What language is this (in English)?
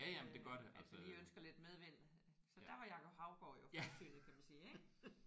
Danish